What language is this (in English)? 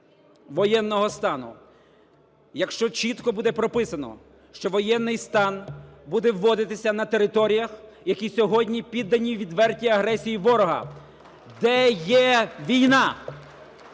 Ukrainian